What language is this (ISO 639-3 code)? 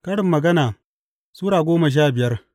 hau